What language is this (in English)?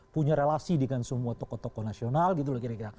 Indonesian